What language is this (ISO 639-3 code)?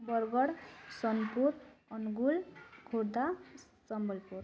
ori